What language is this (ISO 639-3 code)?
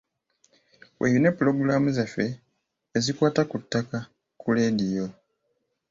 lug